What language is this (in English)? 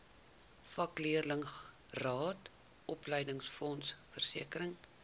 Afrikaans